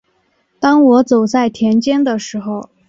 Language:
Chinese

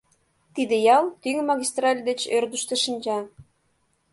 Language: Mari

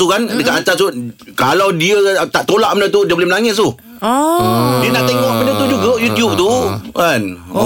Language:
Malay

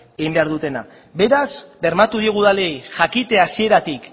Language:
Basque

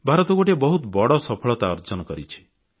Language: Odia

